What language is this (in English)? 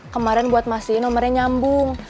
Indonesian